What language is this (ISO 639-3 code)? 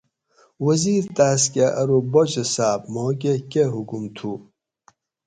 gwc